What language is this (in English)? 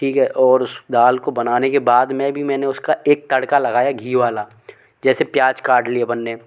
Hindi